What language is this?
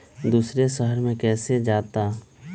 Magahi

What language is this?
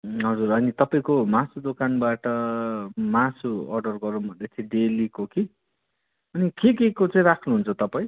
Nepali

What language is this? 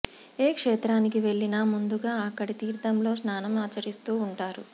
Telugu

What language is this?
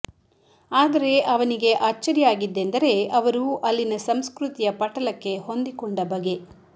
Kannada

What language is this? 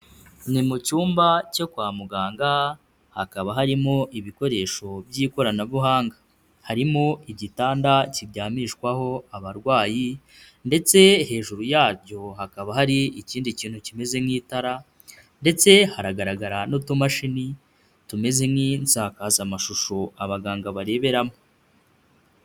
Kinyarwanda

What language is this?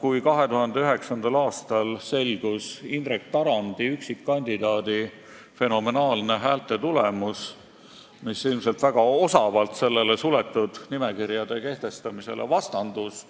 Estonian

